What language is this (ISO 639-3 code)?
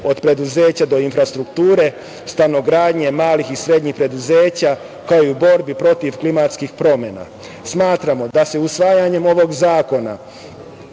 srp